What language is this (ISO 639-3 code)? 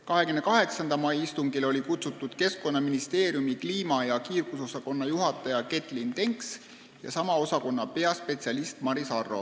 est